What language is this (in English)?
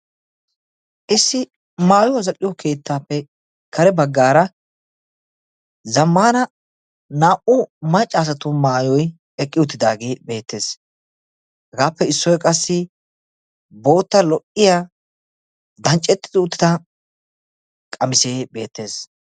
Wolaytta